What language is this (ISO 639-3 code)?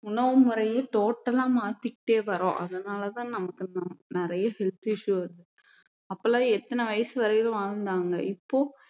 tam